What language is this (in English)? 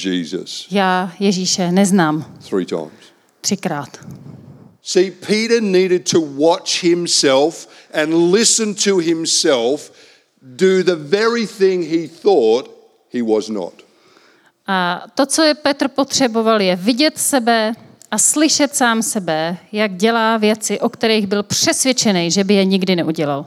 Czech